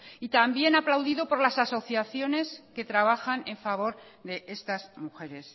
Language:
Spanish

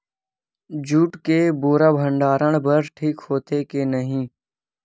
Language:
Chhattisgarhi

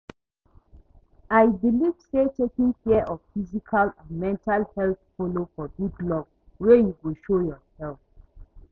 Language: Nigerian Pidgin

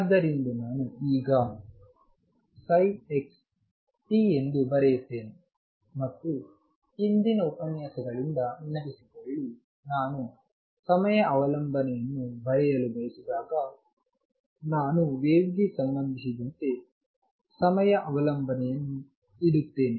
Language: Kannada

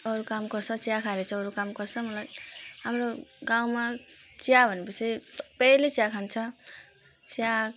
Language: Nepali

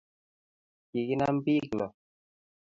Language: Kalenjin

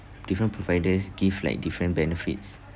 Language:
English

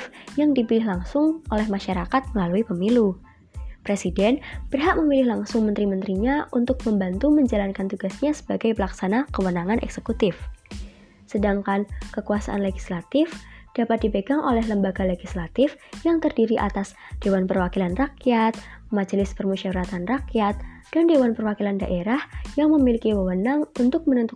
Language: Indonesian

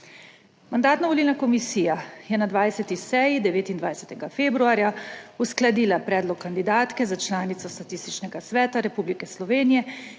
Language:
Slovenian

